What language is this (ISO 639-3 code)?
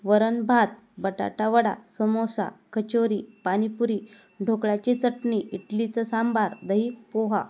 mar